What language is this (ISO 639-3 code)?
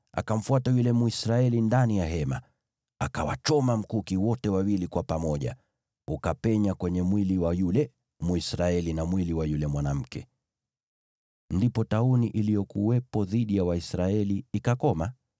swa